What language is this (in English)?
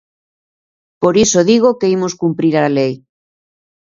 Galician